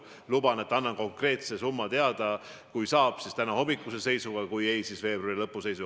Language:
Estonian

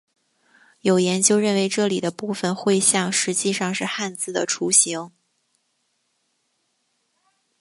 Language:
Chinese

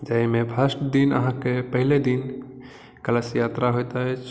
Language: Maithili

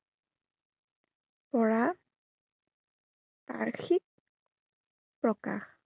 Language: Assamese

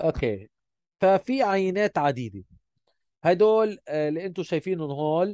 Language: Arabic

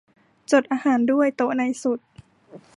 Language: Thai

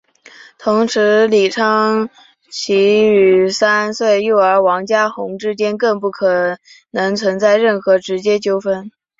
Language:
Chinese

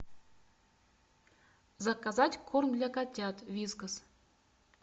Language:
Russian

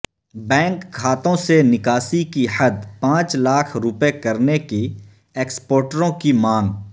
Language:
Urdu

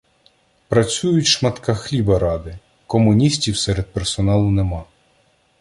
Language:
Ukrainian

